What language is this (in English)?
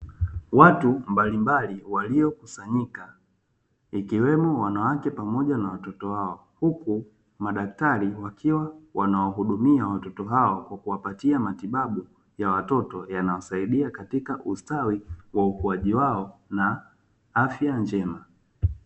Swahili